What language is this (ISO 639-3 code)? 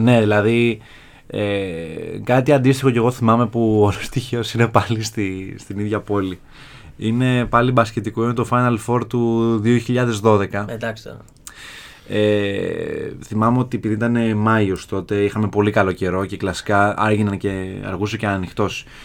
ell